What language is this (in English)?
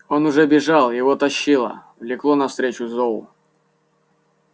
Russian